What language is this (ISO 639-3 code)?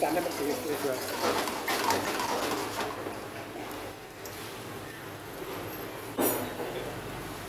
tha